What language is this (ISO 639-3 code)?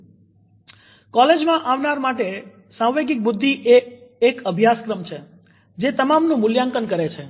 guj